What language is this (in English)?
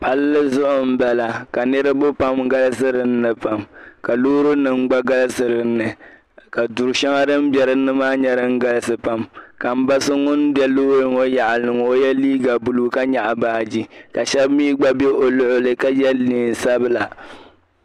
Dagbani